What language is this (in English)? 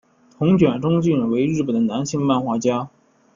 Chinese